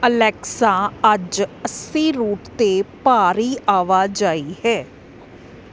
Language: Punjabi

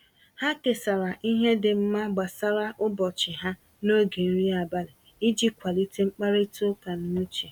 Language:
Igbo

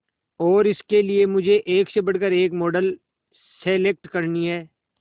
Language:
Hindi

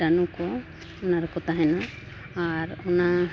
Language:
Santali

